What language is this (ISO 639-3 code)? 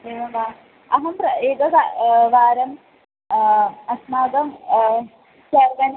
san